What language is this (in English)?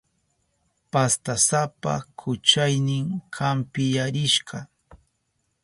Southern Pastaza Quechua